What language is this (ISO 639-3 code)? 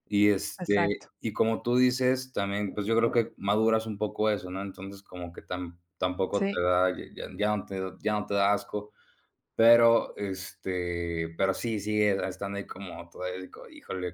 spa